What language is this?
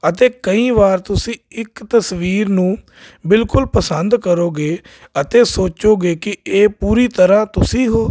Punjabi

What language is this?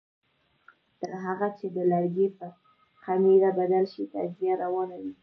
Pashto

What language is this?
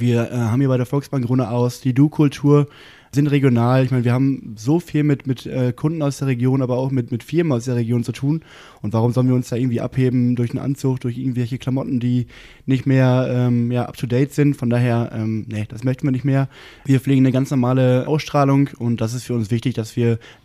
German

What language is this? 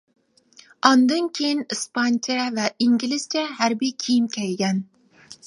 Uyghur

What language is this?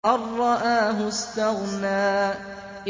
Arabic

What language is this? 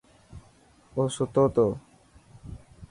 Dhatki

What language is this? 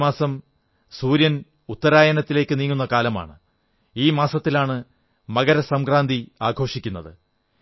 Malayalam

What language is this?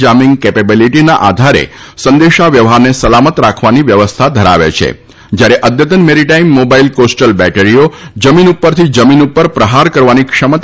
Gujarati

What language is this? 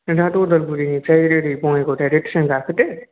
Bodo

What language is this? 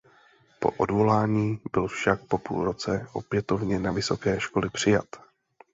Czech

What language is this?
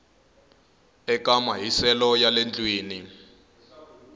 Tsonga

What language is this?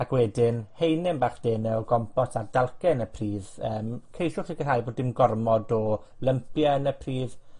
Welsh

